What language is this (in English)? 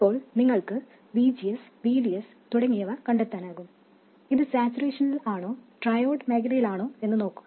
Malayalam